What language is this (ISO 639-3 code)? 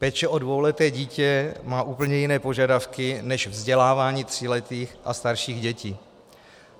ces